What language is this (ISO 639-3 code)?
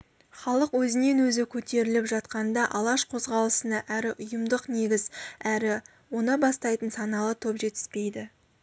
kaz